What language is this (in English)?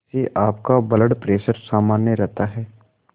Hindi